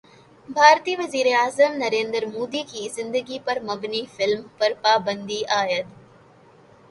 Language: Urdu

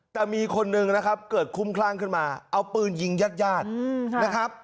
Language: Thai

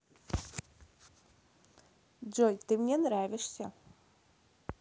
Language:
Russian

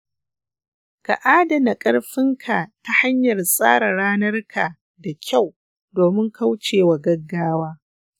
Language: Hausa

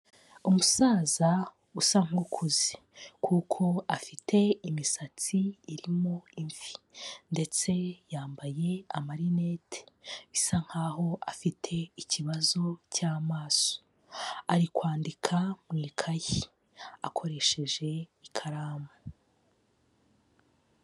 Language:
Kinyarwanda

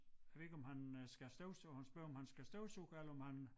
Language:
Danish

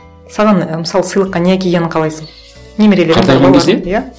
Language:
Kazakh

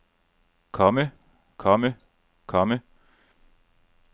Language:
Danish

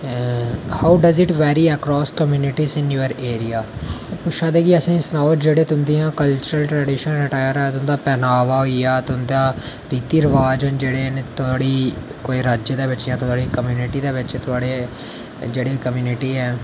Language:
Dogri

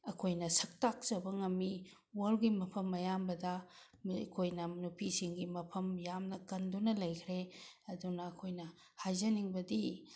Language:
Manipuri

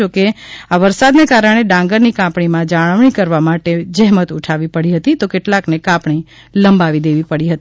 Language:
Gujarati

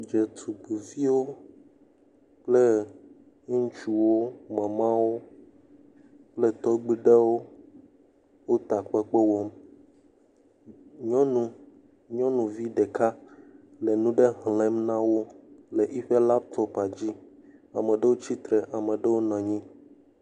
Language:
Ewe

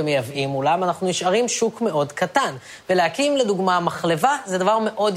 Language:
Hebrew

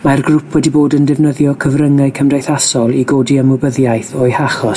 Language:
Welsh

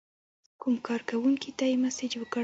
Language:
Pashto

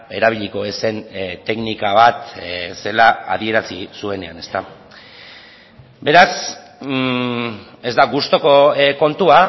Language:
Basque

